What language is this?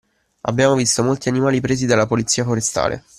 Italian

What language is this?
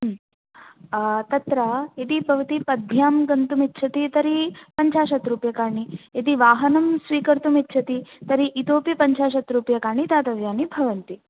Sanskrit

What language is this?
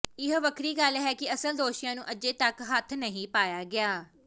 Punjabi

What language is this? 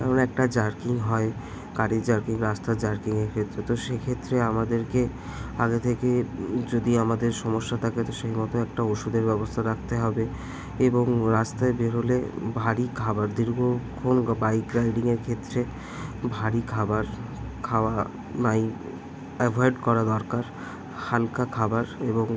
Bangla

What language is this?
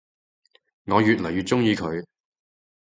Cantonese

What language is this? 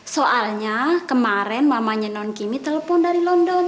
Indonesian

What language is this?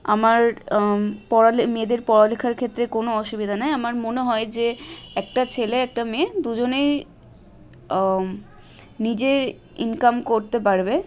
Bangla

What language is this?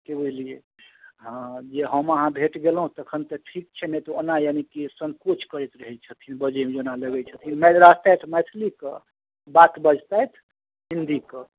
Maithili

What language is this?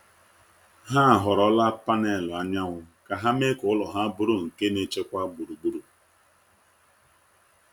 Igbo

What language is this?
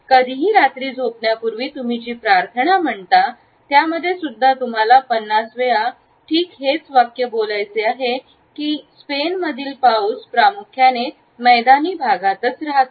Marathi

